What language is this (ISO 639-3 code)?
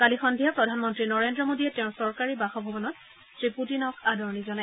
asm